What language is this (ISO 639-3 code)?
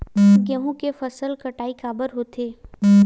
hne